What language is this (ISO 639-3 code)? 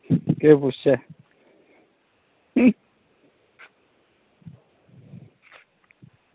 doi